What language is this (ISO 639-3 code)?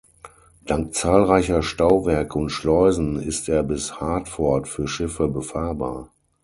deu